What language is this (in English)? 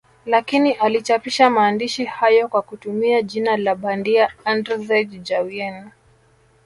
Swahili